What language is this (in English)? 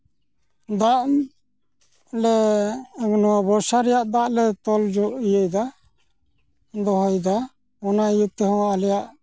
Santali